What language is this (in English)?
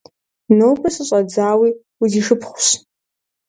Kabardian